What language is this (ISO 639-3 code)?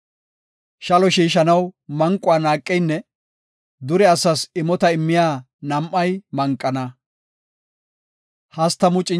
gof